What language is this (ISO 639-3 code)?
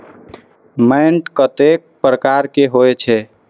mai